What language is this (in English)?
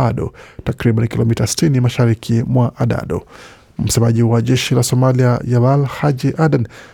Swahili